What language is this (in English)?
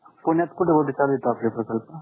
Marathi